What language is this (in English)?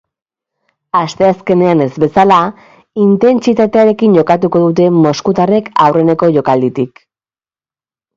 Basque